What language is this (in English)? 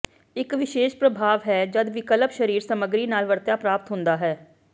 Punjabi